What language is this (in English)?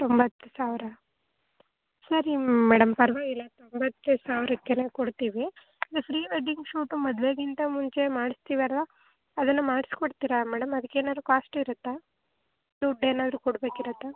Kannada